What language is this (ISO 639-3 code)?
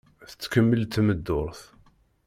kab